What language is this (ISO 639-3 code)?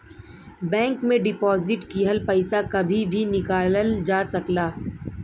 bho